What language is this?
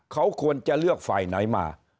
Thai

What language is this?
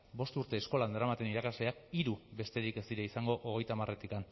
Basque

